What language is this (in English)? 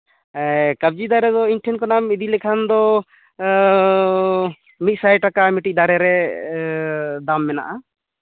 Santali